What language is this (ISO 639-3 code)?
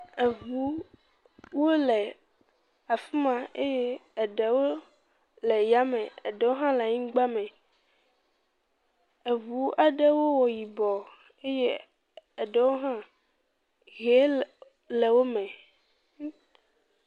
ewe